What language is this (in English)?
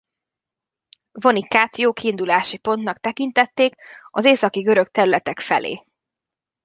Hungarian